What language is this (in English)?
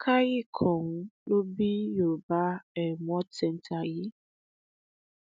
Yoruba